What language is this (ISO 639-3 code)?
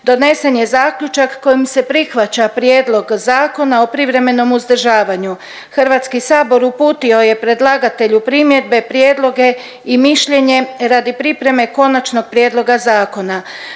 hrv